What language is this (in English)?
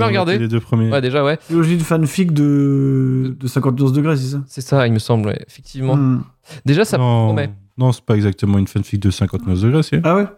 French